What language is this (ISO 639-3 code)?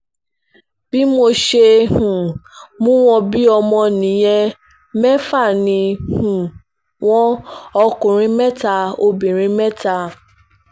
yor